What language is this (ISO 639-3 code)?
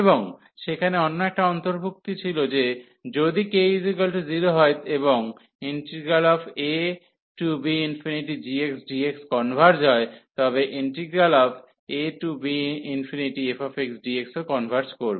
ben